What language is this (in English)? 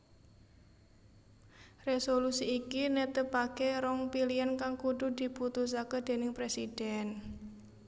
Javanese